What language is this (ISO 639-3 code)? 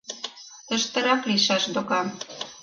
chm